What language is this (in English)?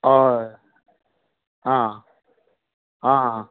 Konkani